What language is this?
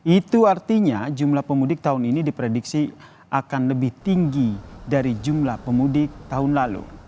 Indonesian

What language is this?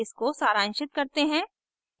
Hindi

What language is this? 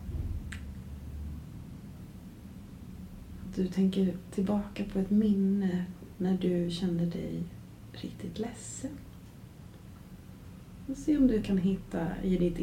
Swedish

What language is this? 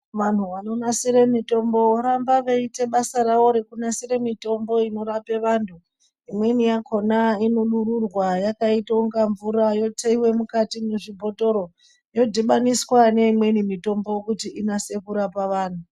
Ndau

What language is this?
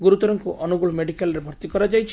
Odia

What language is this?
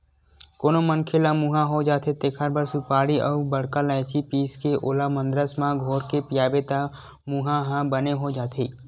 Chhattisgarhi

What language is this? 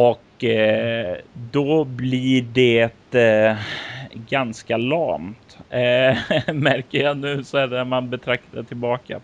Swedish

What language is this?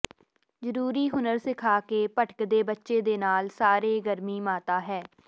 Punjabi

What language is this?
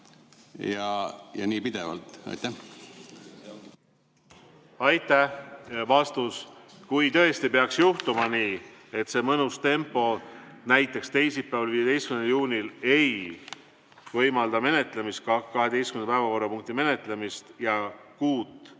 Estonian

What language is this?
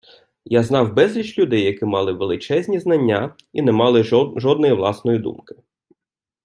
Ukrainian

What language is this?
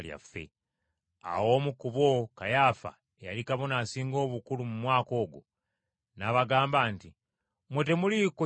Ganda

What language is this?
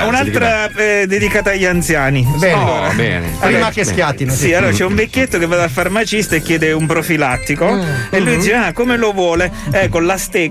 Italian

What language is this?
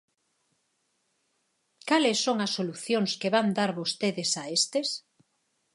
Galician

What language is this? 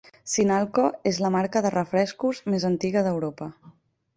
Catalan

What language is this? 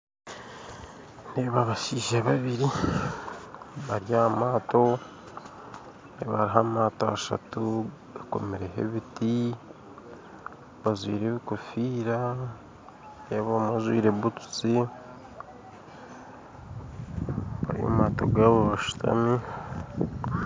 Nyankole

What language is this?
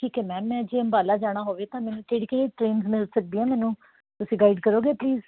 Punjabi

